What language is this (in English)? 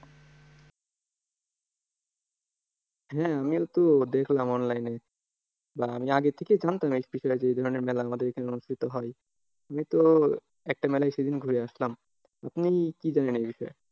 Bangla